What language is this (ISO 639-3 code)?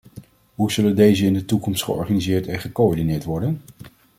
nld